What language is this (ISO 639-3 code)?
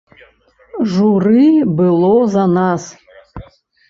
bel